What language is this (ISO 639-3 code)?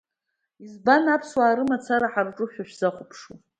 abk